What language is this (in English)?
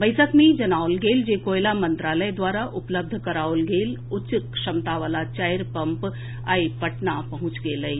Maithili